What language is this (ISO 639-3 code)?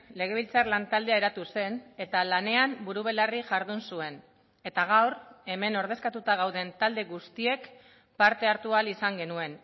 eus